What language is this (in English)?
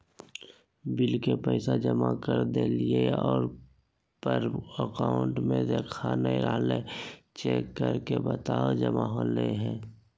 Magahi